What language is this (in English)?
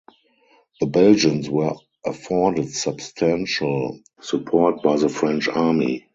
English